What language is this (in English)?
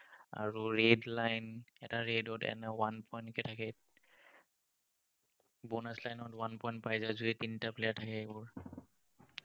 Assamese